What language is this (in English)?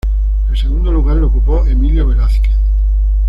Spanish